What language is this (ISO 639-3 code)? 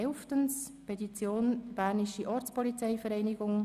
gsw